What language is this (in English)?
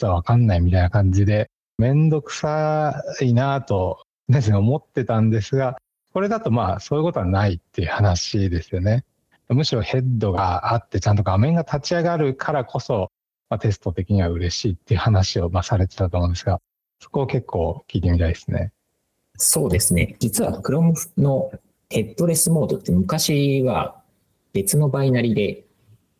Japanese